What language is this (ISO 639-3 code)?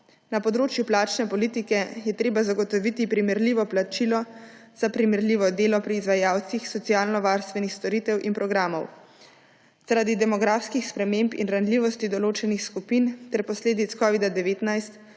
slv